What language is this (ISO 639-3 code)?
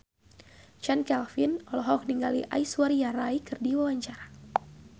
sun